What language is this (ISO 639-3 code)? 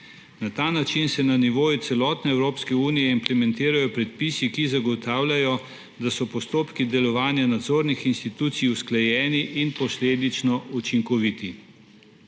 slv